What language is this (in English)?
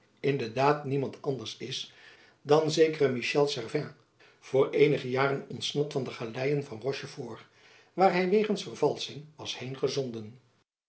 Dutch